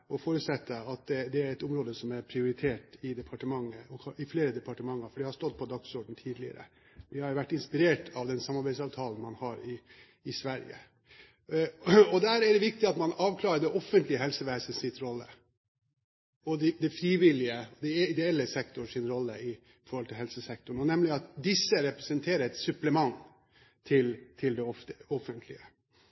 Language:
Norwegian Bokmål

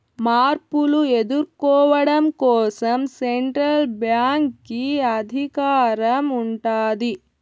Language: Telugu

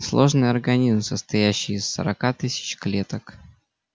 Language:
Russian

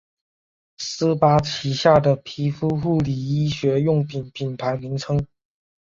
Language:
Chinese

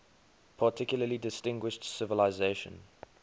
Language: English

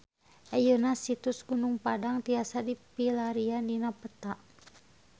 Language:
Sundanese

